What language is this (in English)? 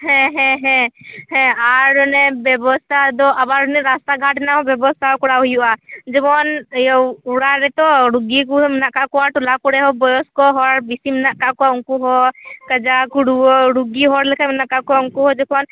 Santali